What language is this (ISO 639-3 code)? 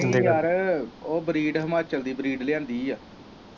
pan